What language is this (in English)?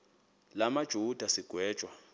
Xhosa